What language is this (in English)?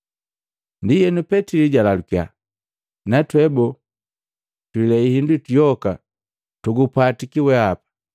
Matengo